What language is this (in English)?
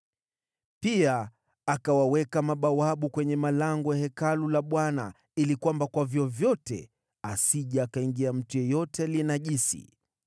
Swahili